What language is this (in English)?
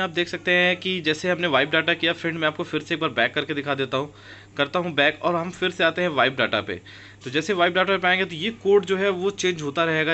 Hindi